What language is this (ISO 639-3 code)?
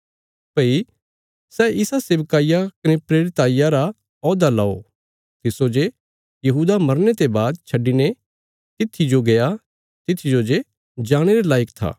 kfs